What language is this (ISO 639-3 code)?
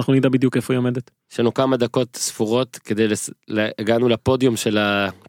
heb